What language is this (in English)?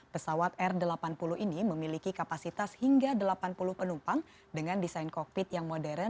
Indonesian